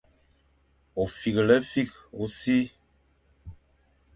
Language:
Fang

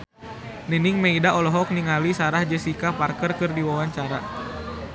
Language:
Sundanese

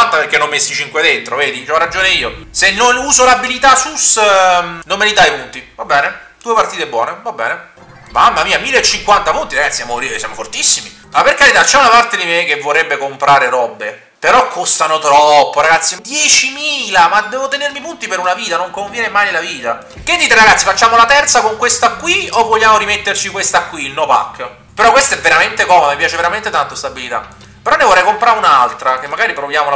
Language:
Italian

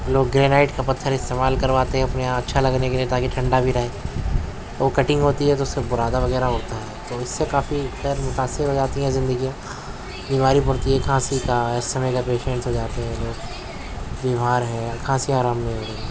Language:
Urdu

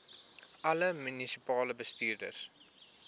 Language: Afrikaans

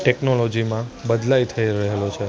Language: Gujarati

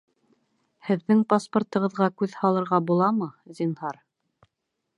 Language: Bashkir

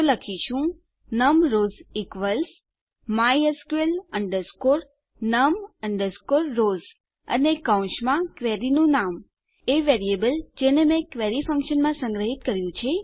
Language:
Gujarati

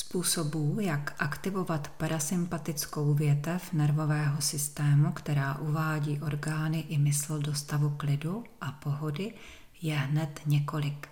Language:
Czech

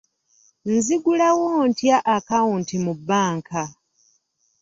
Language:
Ganda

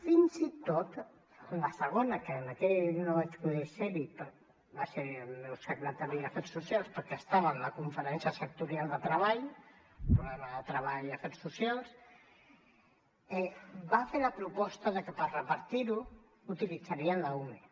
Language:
Catalan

